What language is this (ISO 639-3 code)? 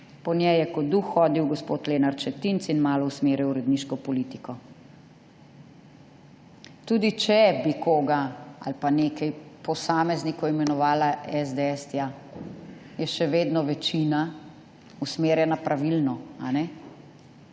slv